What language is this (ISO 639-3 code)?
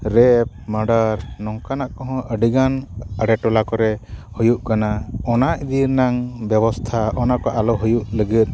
sat